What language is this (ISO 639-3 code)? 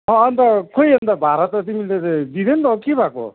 nep